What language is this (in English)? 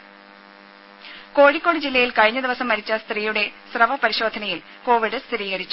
Malayalam